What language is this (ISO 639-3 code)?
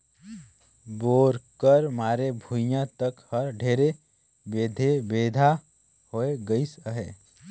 hne